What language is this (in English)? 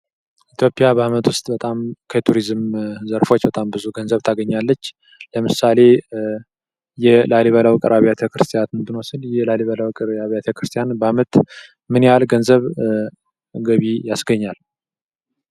Amharic